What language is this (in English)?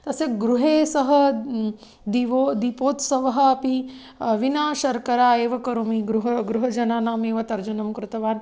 Sanskrit